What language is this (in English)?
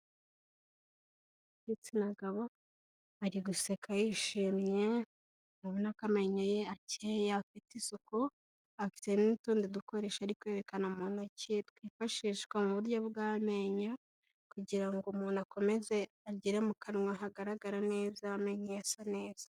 Kinyarwanda